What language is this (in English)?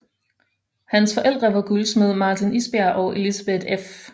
Danish